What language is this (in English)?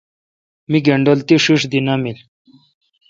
Kalkoti